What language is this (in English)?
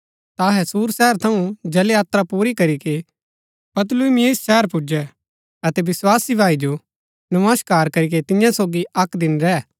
Gaddi